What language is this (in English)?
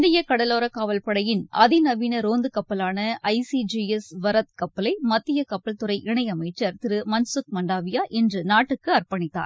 Tamil